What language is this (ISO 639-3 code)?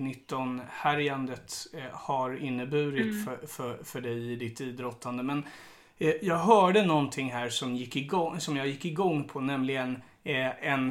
swe